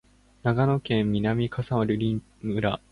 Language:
Japanese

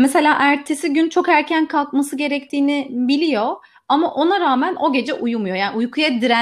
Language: Turkish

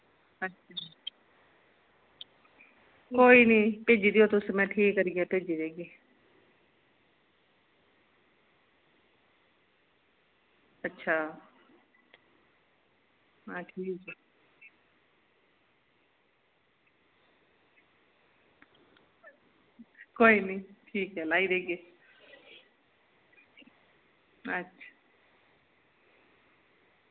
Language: Dogri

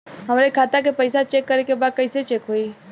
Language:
Bhojpuri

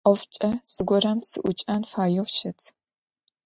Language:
Adyghe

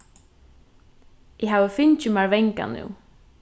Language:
Faroese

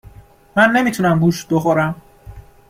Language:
Persian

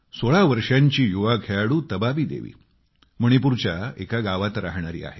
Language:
Marathi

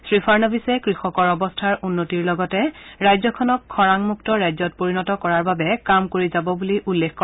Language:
Assamese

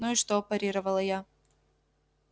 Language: Russian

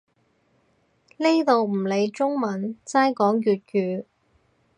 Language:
Cantonese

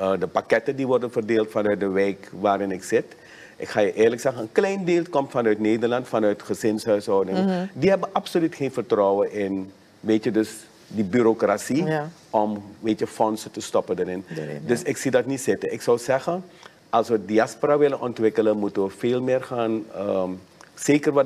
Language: Dutch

